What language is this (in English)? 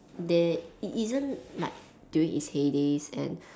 English